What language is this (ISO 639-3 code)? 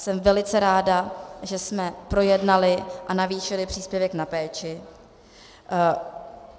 ces